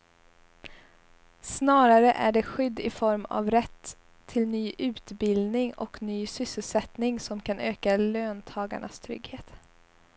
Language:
Swedish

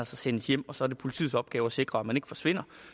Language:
Danish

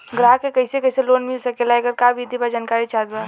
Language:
Bhojpuri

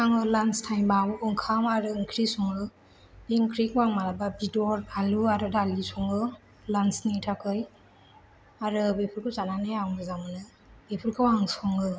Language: Bodo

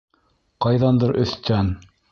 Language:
Bashkir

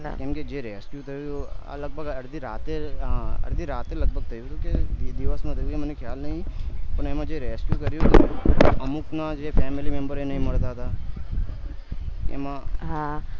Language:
Gujarati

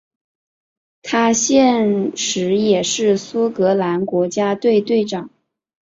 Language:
Chinese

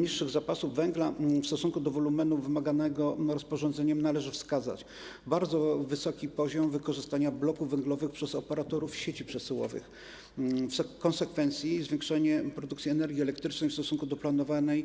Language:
Polish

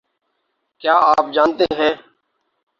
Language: Urdu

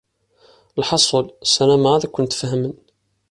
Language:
Kabyle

